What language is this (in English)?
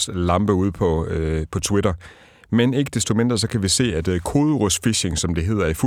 Danish